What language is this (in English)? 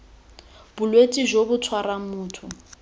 Tswana